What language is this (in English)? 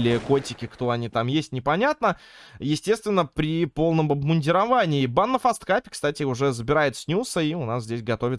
Russian